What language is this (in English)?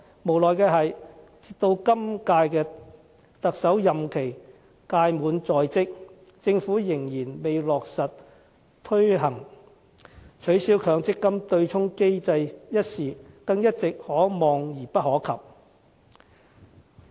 Cantonese